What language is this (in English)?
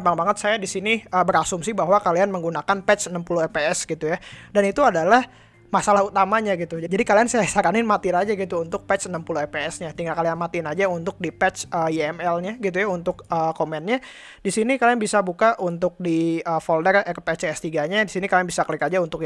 Indonesian